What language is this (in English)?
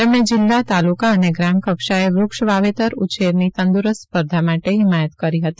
Gujarati